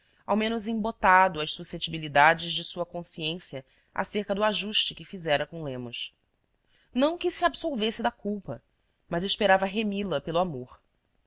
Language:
Portuguese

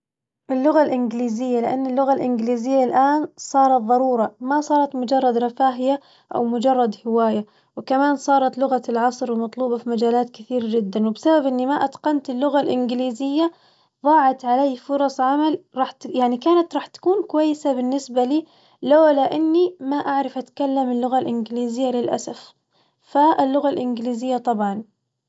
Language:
Najdi Arabic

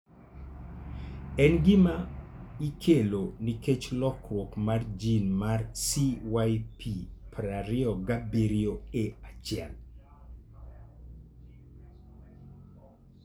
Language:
Luo (Kenya and Tanzania)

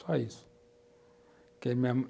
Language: Portuguese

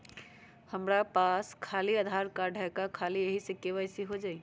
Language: Magahi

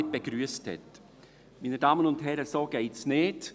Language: Swiss German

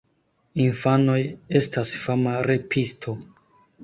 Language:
Esperanto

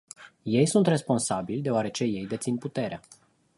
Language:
Romanian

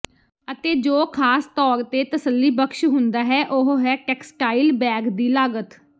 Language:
Punjabi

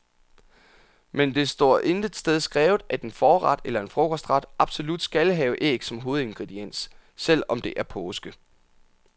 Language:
Danish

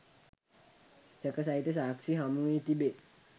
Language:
Sinhala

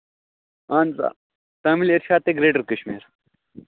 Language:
Kashmiri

